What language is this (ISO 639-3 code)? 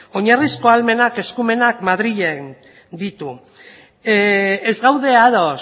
eus